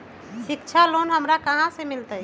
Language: Magahi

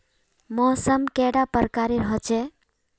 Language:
Magahi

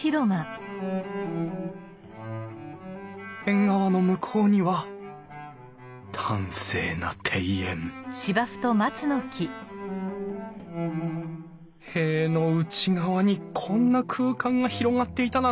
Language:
Japanese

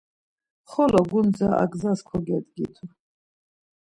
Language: Laz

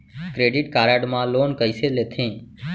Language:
Chhattisgarhi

